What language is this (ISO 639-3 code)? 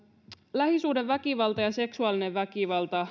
fin